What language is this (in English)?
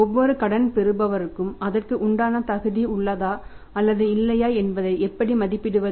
Tamil